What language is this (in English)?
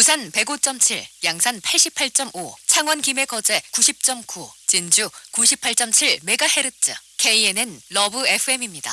Korean